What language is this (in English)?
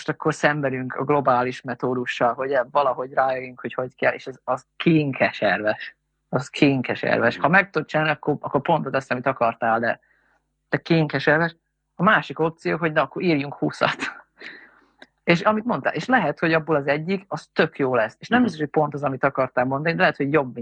Hungarian